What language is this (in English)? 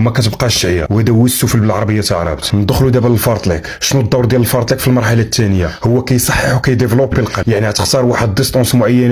Arabic